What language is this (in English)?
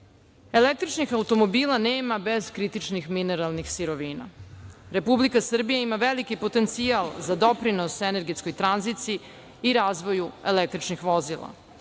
Serbian